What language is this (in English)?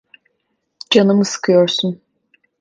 Turkish